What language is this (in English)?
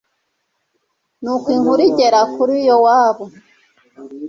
Kinyarwanda